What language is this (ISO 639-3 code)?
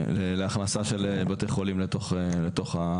heb